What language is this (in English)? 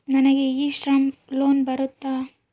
Kannada